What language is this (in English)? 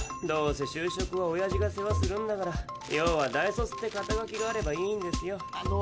Japanese